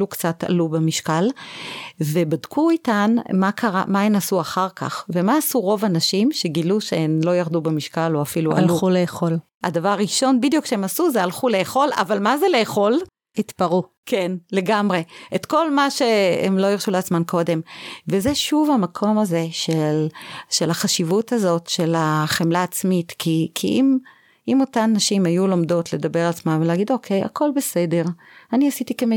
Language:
Hebrew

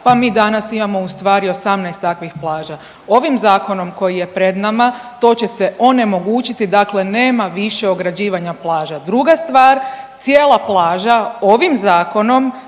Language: Croatian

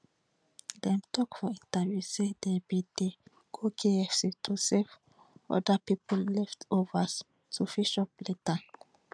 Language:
Nigerian Pidgin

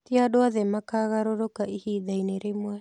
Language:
Kikuyu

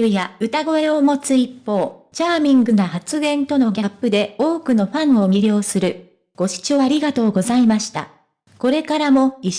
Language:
Japanese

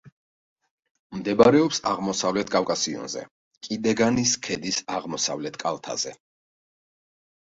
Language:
Georgian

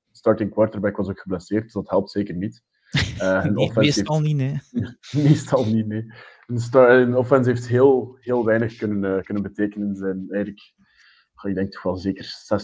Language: Dutch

